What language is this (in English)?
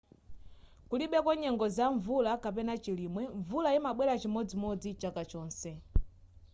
Nyanja